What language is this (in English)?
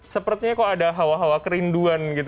Indonesian